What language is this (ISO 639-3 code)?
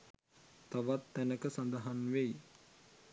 sin